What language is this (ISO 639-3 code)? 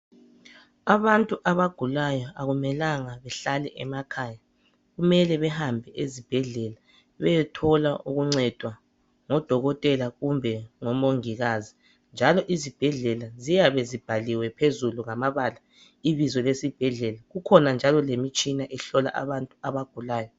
nde